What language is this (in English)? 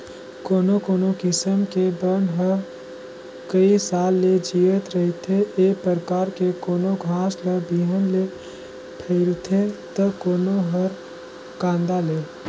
Chhattisgarhi